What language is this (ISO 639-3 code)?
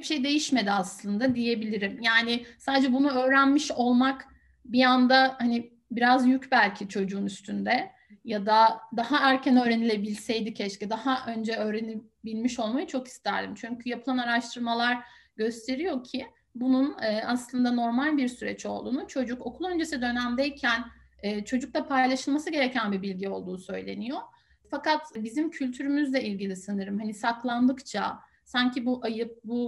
tur